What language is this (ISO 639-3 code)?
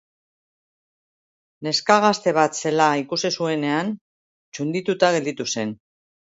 eus